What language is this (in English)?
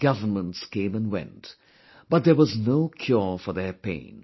English